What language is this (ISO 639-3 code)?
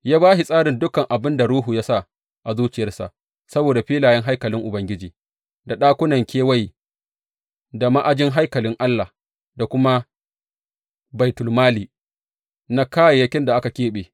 hau